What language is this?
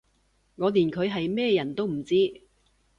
Cantonese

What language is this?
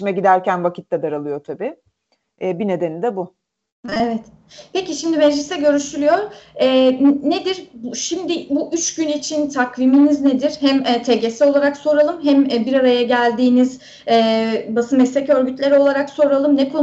Turkish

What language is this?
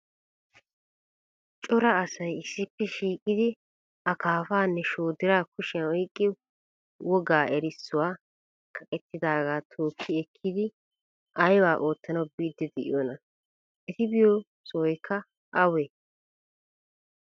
Wolaytta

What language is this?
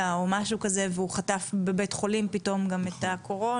Hebrew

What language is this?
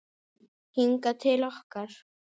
Icelandic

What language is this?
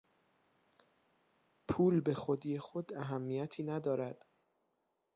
Persian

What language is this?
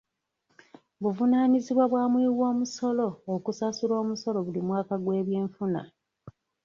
Ganda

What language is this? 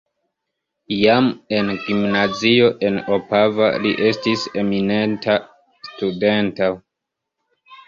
Esperanto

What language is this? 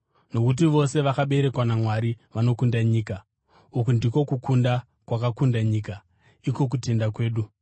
Shona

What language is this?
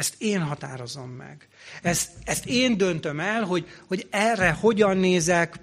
Hungarian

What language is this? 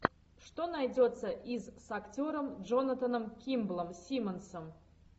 Russian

